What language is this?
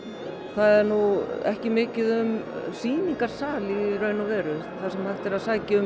Icelandic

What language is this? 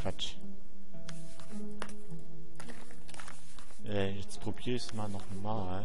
German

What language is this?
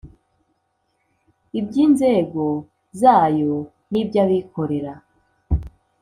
Kinyarwanda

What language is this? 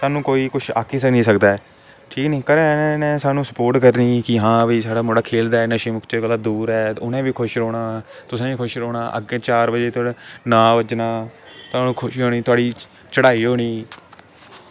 Dogri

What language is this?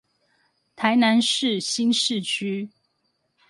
Chinese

